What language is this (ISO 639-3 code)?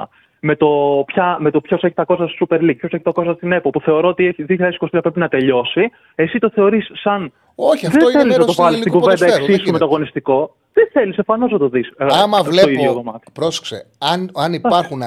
ell